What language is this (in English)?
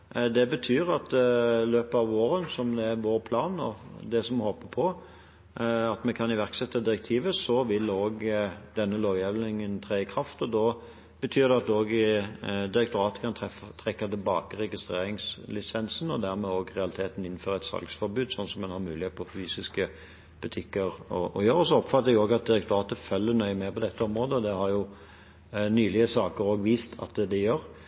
Norwegian Bokmål